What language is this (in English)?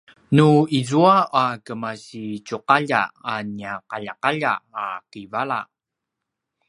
Paiwan